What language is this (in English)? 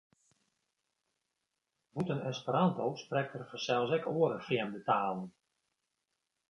Western Frisian